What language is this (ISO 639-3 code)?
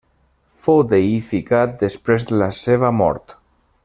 cat